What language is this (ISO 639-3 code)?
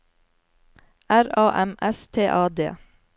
nor